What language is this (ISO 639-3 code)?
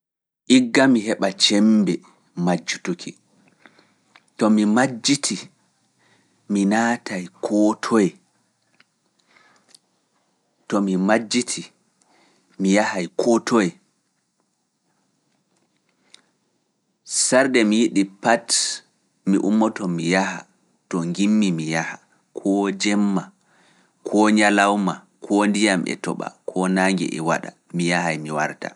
ful